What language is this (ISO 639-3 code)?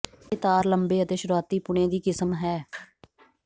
pan